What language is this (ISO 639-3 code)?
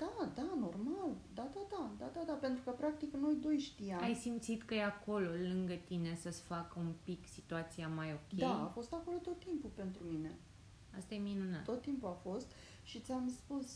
ron